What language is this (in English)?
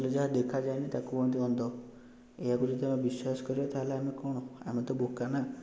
Odia